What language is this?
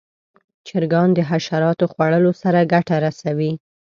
Pashto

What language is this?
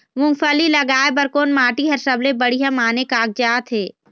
Chhattisgarhi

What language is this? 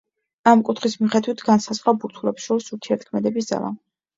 Georgian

